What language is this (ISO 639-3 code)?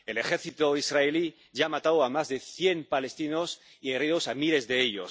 spa